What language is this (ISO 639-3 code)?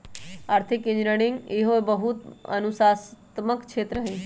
mag